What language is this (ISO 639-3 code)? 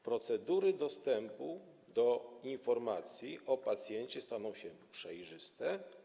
pol